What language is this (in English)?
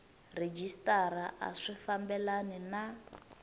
Tsonga